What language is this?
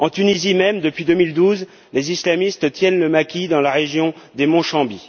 French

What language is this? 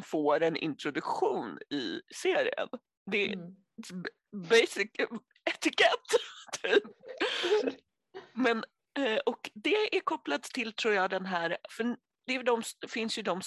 Swedish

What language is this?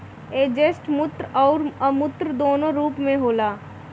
Bhojpuri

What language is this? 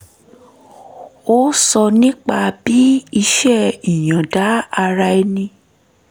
Yoruba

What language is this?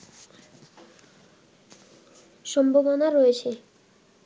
Bangla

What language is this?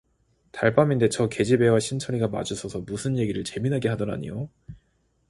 Korean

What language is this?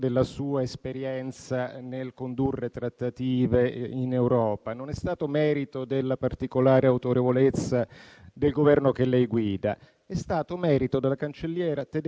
Italian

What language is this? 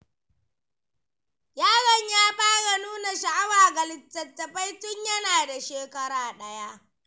Hausa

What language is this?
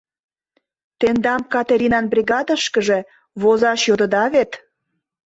Mari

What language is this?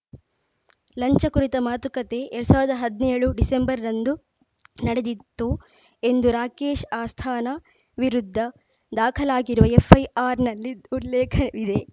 Kannada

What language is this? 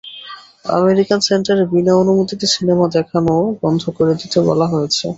Bangla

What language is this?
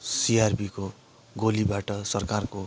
Nepali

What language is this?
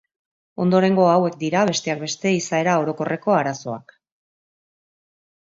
Basque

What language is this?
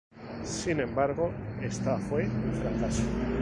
Spanish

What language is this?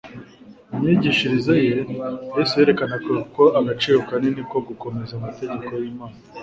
Kinyarwanda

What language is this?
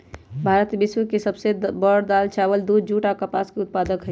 Magahi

